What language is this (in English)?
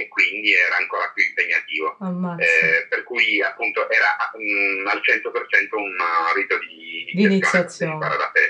Italian